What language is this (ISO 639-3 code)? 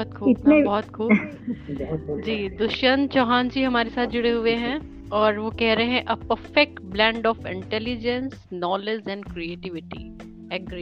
hin